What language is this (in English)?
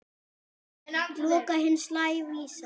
Icelandic